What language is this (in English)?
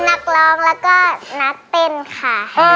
Thai